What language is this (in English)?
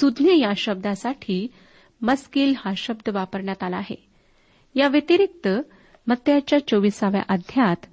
Marathi